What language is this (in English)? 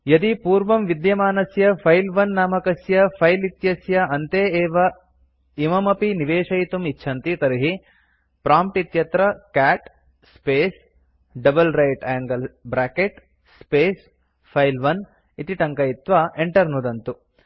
Sanskrit